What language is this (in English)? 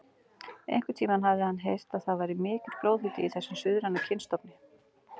Icelandic